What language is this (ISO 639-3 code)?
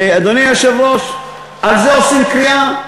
heb